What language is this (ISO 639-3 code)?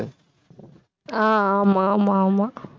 tam